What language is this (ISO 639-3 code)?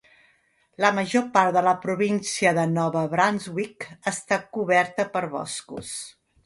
cat